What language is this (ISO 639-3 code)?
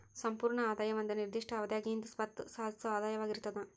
kan